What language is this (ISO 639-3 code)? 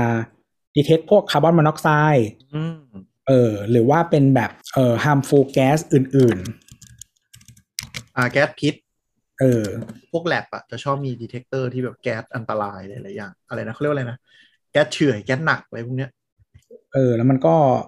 tha